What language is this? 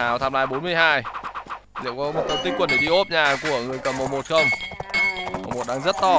Vietnamese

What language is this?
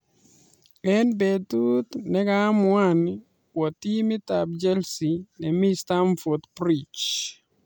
Kalenjin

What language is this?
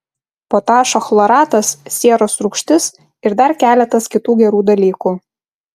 Lithuanian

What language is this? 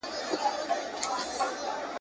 Pashto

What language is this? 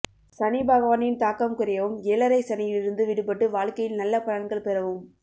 Tamil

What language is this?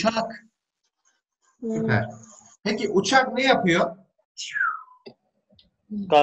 Turkish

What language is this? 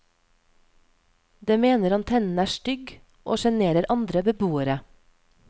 Norwegian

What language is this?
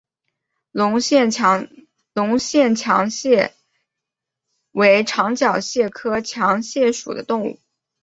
Chinese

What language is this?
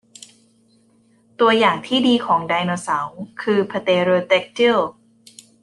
Thai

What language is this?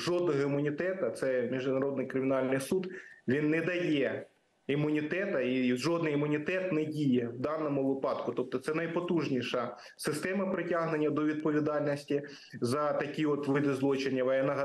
Ukrainian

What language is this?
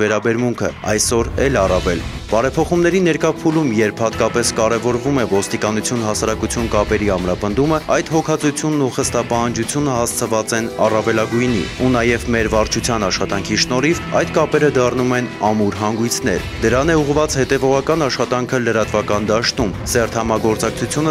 Romanian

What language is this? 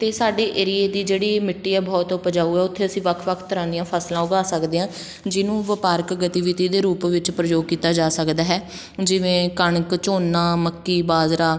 Punjabi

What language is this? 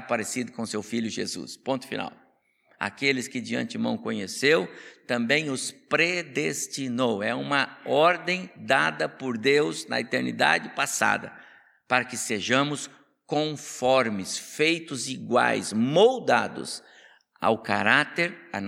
Portuguese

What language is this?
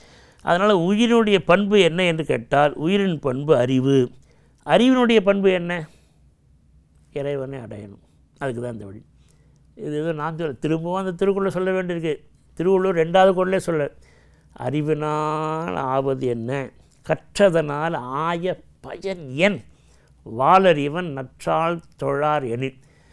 Tamil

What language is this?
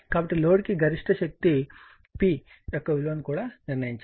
Telugu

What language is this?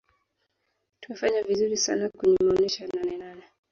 Swahili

